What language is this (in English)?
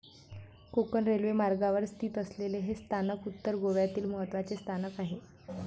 Marathi